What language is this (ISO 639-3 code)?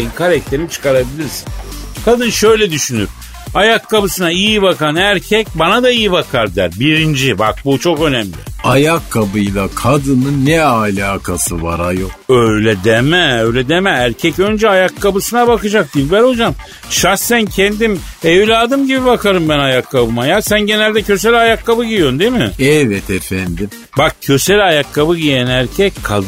tur